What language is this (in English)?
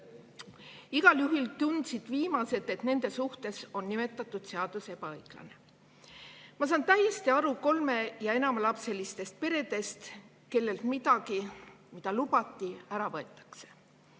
Estonian